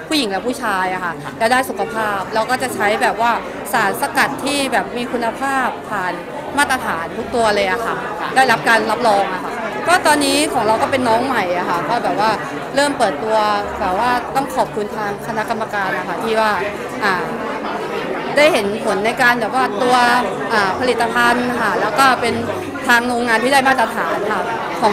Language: Thai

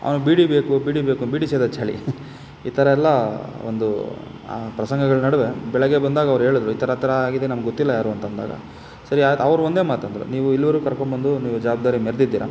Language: Kannada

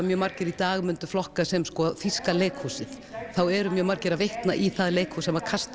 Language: Icelandic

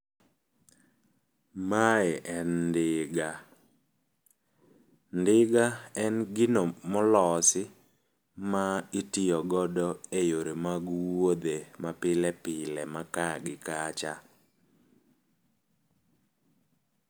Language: Luo (Kenya and Tanzania)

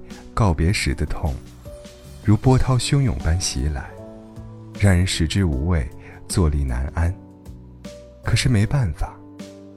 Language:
Chinese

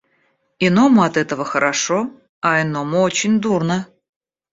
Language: Russian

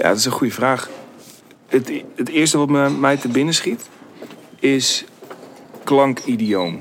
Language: Dutch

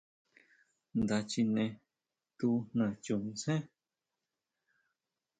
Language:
Huautla Mazatec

